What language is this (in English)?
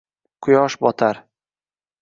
Uzbek